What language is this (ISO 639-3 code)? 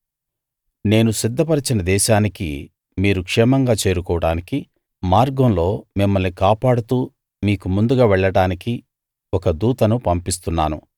tel